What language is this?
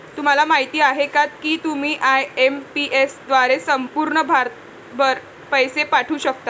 Marathi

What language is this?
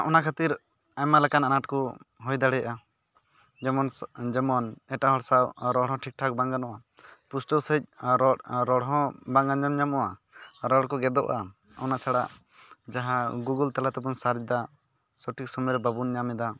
Santali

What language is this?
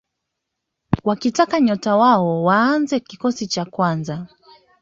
Swahili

